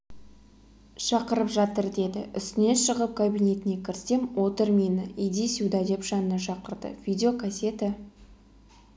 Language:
Kazakh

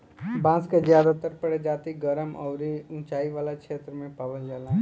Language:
Bhojpuri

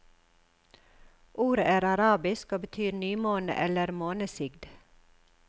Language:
Norwegian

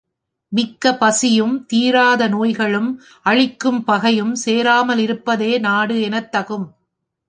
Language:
Tamil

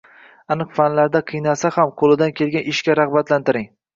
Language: Uzbek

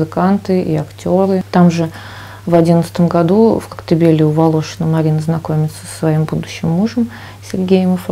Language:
Russian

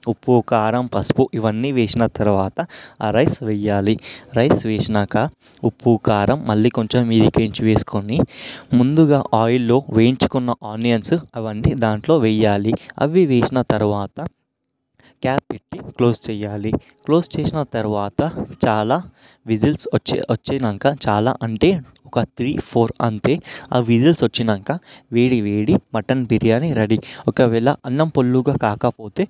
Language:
Telugu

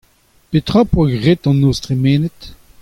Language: Breton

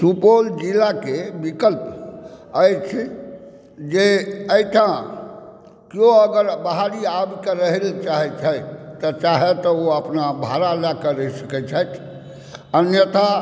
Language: Maithili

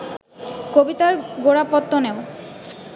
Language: Bangla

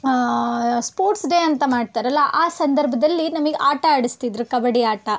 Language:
Kannada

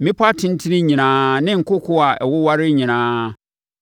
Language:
Akan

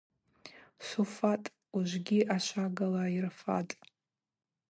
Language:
Abaza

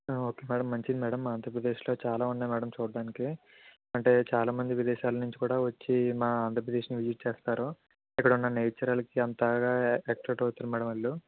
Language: Telugu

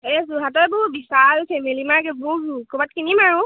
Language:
Assamese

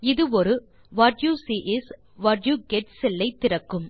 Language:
Tamil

